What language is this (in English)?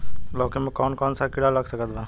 Bhojpuri